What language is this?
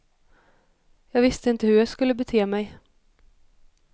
Swedish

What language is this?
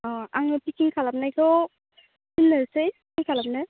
Bodo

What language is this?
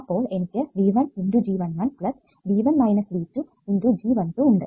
Malayalam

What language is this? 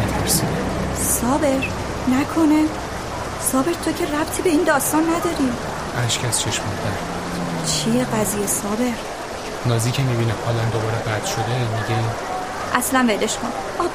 Persian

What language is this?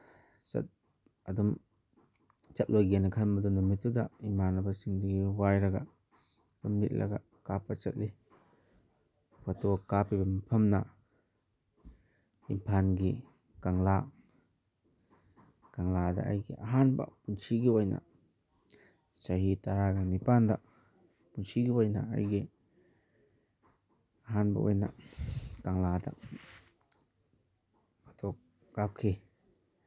Manipuri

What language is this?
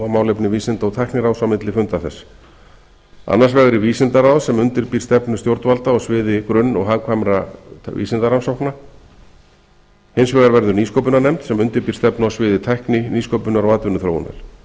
Icelandic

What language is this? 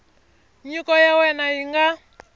Tsonga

